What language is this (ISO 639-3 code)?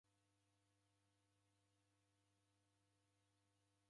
dav